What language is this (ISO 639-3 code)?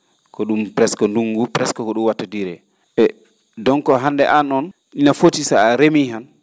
ful